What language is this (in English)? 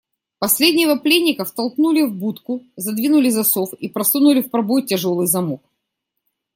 Russian